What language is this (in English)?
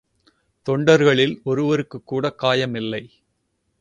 Tamil